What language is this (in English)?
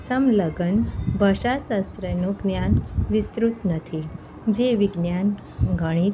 Gujarati